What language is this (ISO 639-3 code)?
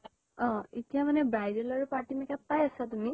asm